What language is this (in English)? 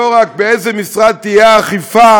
Hebrew